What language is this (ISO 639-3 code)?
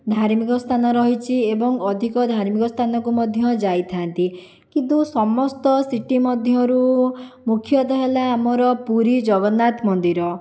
ori